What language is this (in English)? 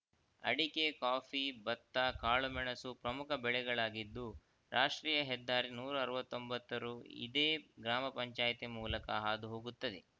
Kannada